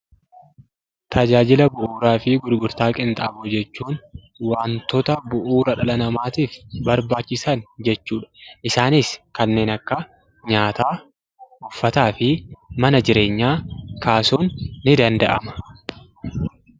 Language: Oromo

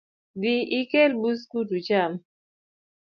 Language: Luo (Kenya and Tanzania)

